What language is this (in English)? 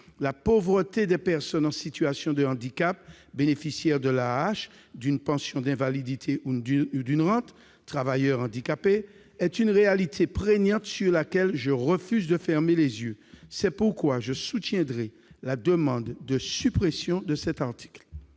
French